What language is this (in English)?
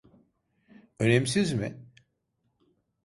Turkish